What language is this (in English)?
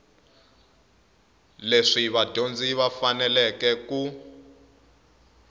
Tsonga